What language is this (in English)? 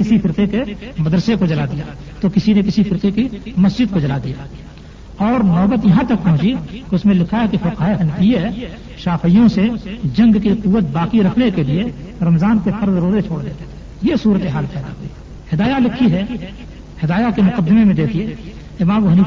Urdu